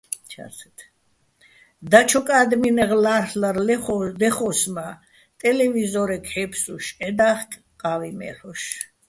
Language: Bats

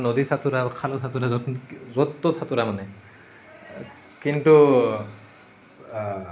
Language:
Assamese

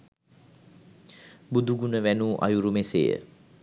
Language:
Sinhala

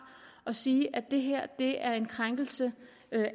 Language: Danish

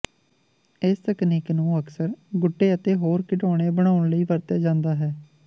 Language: Punjabi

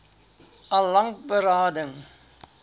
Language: Afrikaans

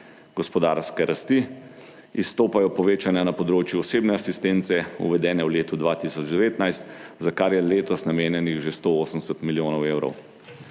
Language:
Slovenian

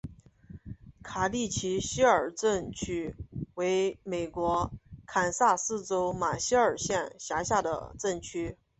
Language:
Chinese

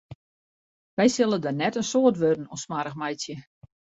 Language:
Western Frisian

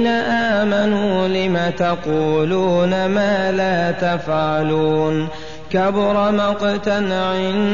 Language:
Arabic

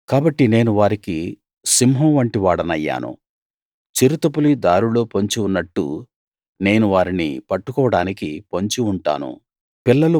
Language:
Telugu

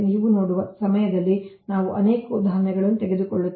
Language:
Kannada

